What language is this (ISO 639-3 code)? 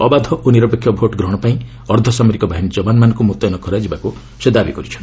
ori